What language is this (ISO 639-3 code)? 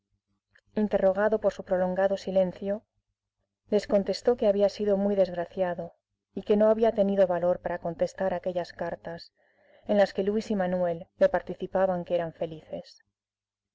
spa